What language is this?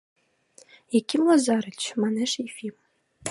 Mari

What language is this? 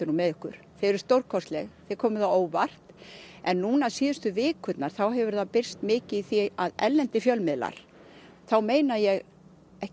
Icelandic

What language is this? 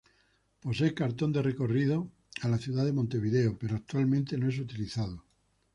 Spanish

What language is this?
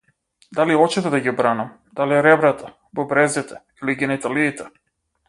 Macedonian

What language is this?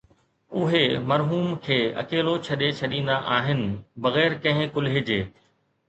Sindhi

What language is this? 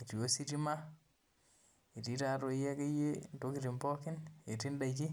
Masai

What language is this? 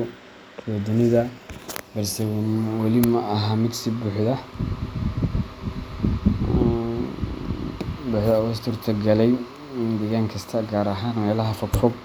Somali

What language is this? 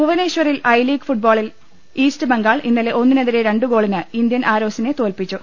Malayalam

